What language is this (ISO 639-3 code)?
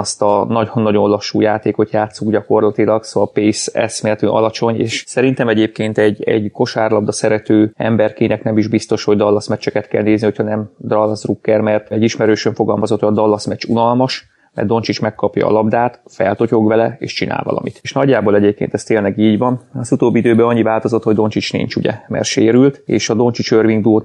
hun